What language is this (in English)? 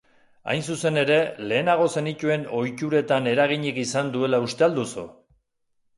Basque